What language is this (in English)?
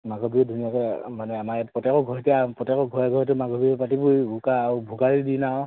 Assamese